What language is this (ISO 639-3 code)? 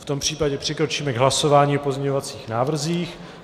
ces